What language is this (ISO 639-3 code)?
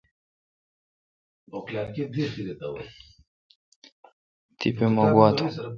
xka